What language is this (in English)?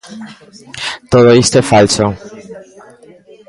Galician